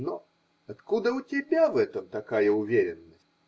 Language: Russian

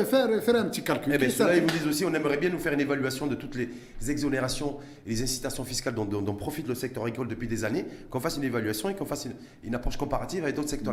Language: French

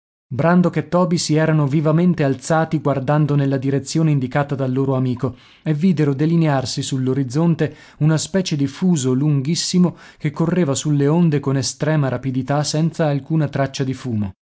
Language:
Italian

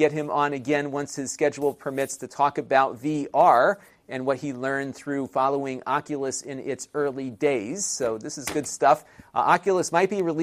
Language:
English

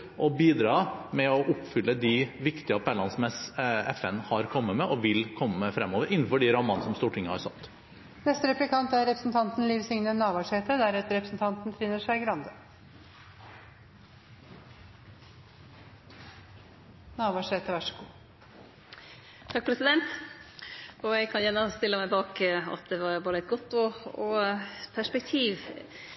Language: Norwegian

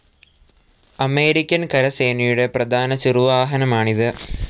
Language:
Malayalam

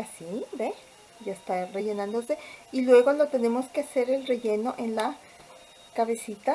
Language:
Spanish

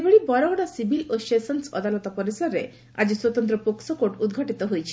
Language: Odia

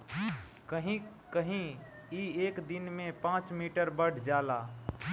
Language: Bhojpuri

